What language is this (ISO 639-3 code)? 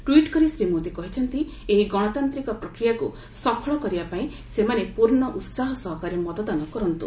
ori